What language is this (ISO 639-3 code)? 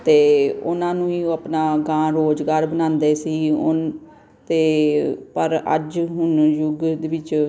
pan